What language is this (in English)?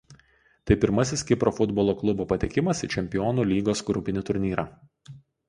Lithuanian